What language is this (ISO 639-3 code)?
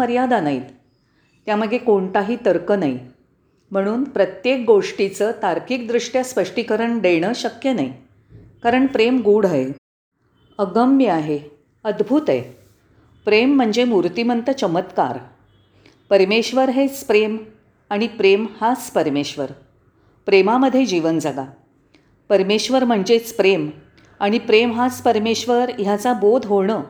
mar